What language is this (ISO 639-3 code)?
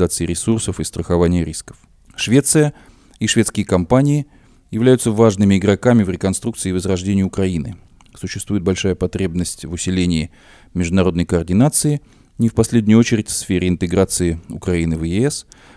rus